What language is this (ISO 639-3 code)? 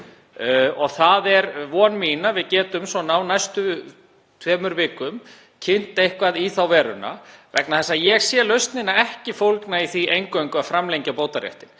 isl